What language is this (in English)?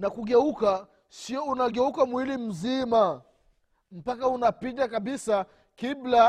Swahili